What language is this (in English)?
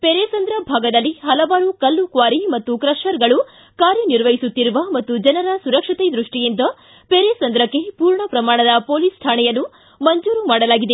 Kannada